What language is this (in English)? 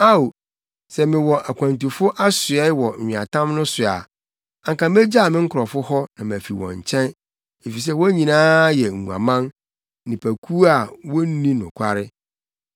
Akan